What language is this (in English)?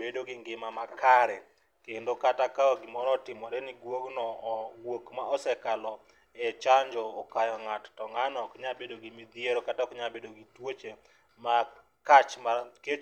Luo (Kenya and Tanzania)